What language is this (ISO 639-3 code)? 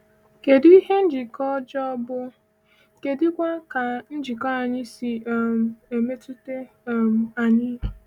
ibo